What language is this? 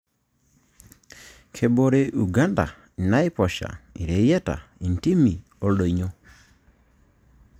Masai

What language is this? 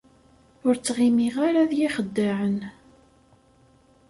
Kabyle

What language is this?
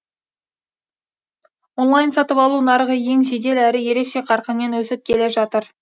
Kazakh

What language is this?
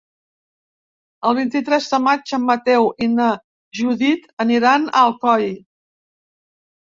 Catalan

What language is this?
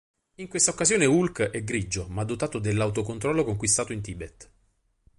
Italian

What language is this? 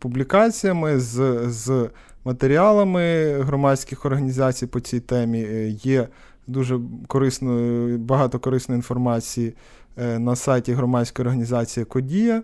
Ukrainian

